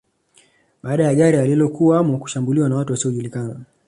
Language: Swahili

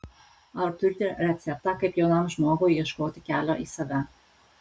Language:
Lithuanian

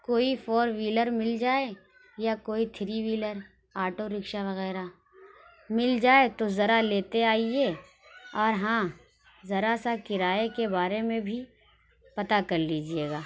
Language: Urdu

